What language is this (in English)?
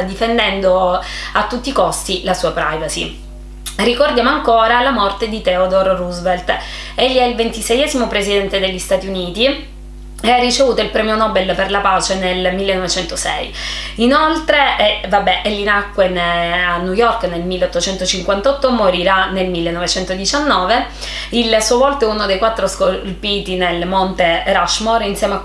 Italian